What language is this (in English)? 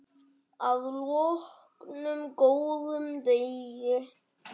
Icelandic